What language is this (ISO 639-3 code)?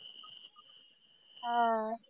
mar